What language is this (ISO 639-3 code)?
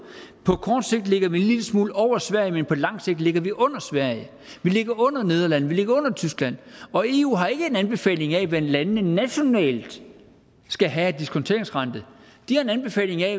dan